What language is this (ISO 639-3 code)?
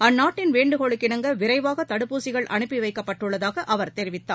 tam